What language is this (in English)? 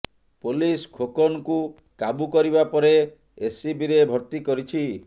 Odia